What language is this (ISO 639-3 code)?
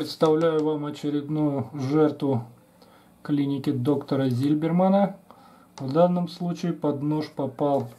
rus